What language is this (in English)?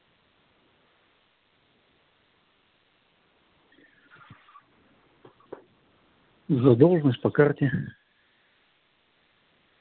Russian